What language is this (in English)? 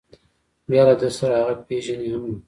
Pashto